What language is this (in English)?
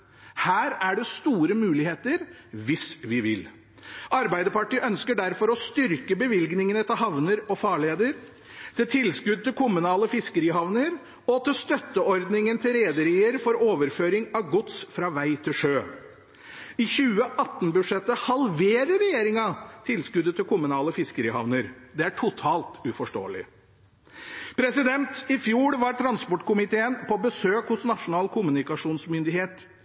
Norwegian Bokmål